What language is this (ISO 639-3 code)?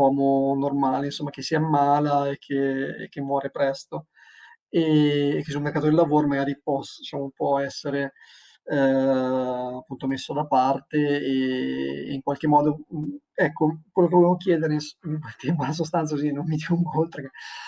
ita